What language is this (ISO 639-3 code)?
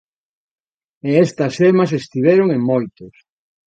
glg